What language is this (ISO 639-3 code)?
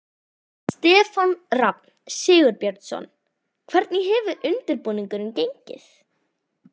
isl